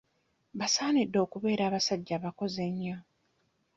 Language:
Ganda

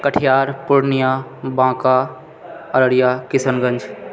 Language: Maithili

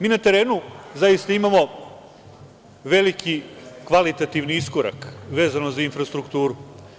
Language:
Serbian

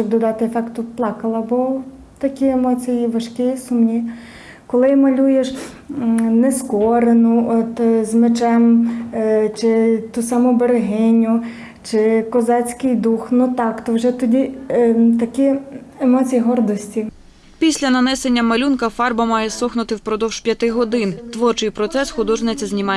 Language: Ukrainian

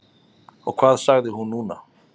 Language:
Icelandic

